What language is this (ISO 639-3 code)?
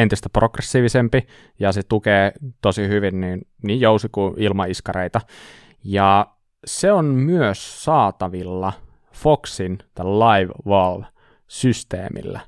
fin